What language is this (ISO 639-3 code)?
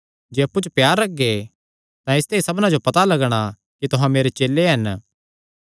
xnr